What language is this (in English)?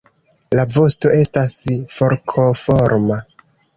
Esperanto